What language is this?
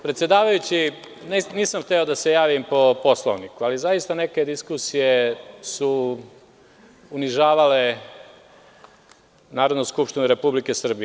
Serbian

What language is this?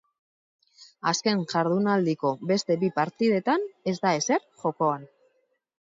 Basque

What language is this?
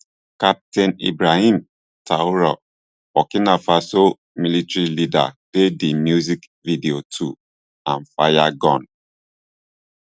Nigerian Pidgin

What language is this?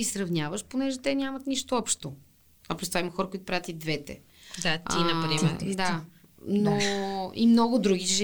Bulgarian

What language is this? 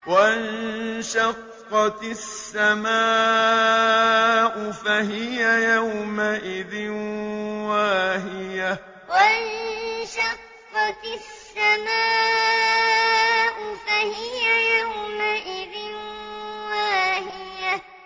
Arabic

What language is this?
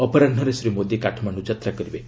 Odia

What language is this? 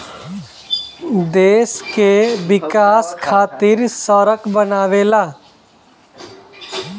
Bhojpuri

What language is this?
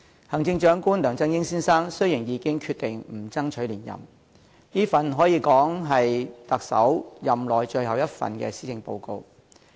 Cantonese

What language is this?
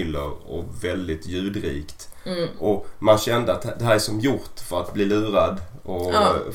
Swedish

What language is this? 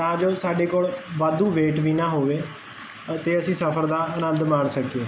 Punjabi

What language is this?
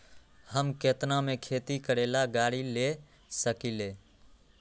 Magahi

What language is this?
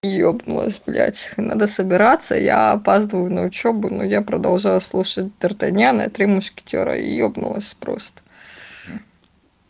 Russian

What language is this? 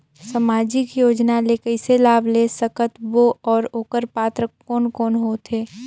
Chhattisgarhi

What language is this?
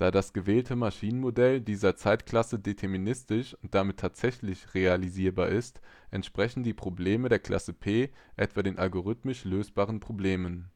German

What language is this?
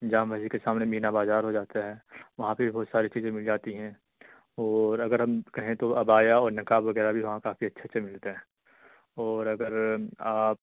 Urdu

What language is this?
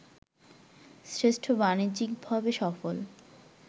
Bangla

